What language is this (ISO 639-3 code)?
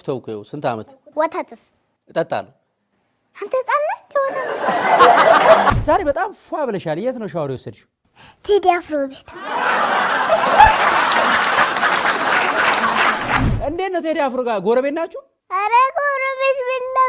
amh